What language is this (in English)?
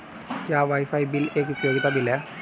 Hindi